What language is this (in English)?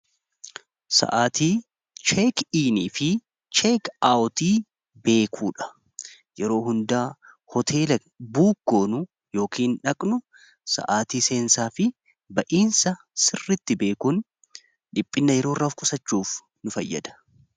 Oromo